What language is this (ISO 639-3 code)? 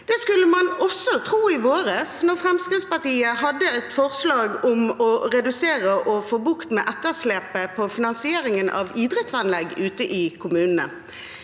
nor